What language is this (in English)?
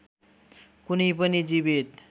Nepali